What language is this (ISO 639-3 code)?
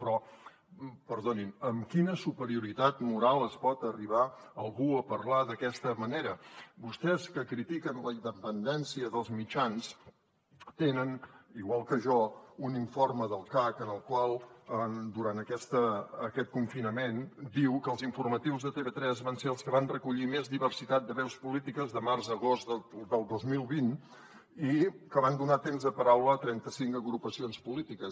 cat